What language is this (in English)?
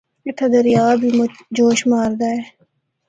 Northern Hindko